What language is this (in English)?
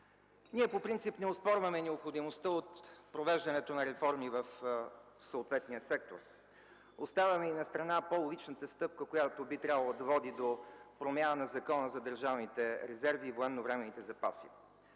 Bulgarian